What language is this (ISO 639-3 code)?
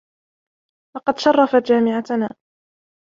ara